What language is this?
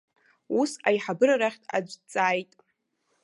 Abkhazian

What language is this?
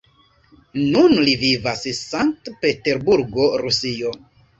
Esperanto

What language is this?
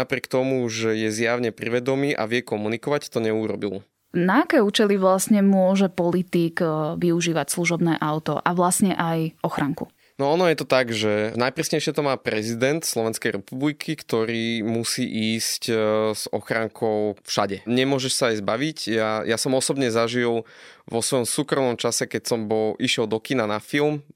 Slovak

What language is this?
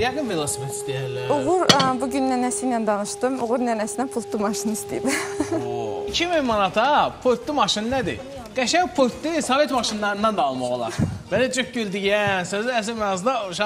Turkish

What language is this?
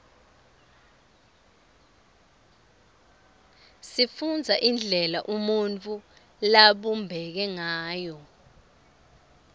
Swati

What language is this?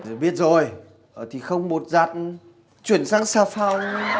Vietnamese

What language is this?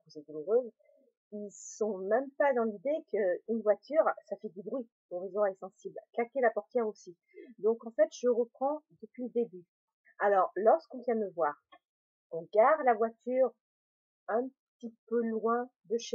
French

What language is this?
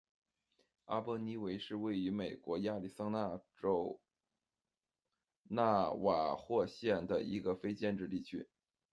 Chinese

